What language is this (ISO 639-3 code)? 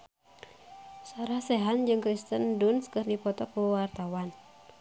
sun